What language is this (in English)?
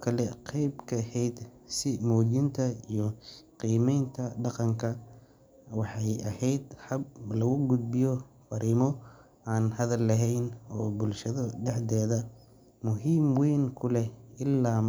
Somali